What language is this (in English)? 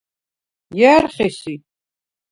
Svan